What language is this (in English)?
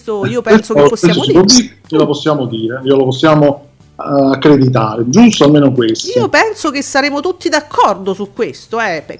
Italian